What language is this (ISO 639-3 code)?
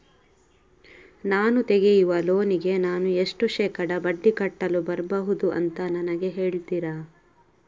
kan